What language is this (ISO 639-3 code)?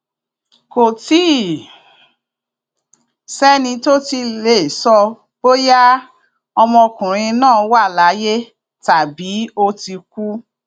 yor